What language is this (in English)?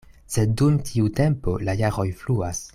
Esperanto